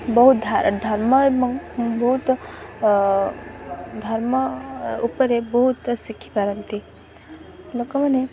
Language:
Odia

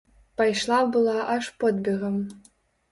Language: Belarusian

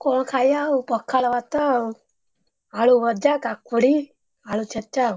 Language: Odia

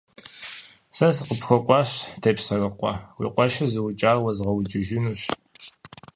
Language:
Kabardian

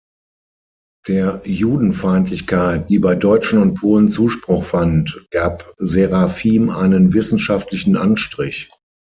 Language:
German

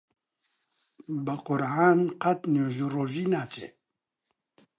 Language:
Central Kurdish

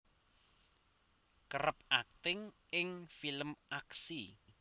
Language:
Javanese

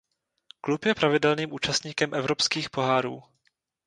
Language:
Czech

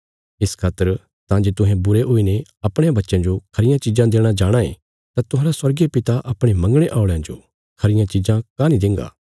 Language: Bilaspuri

